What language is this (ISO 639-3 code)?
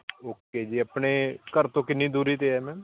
pan